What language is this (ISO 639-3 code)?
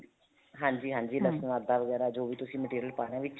pan